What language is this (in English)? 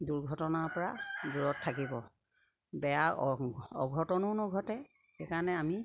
Assamese